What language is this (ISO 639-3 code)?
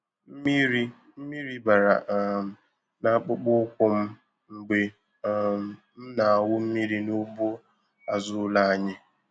ibo